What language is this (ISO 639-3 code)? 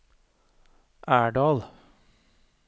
nor